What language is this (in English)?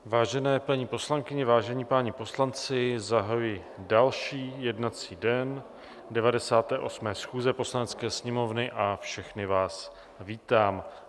Czech